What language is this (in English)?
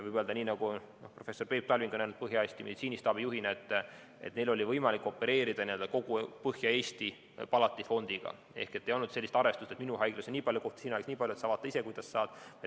Estonian